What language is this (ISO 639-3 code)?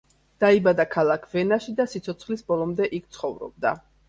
kat